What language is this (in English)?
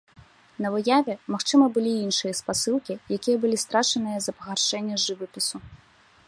Belarusian